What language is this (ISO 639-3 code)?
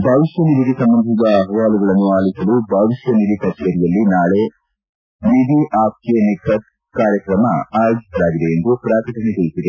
kan